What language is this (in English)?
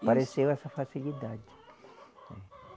Portuguese